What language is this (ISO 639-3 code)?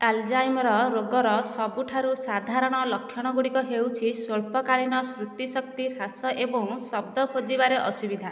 ori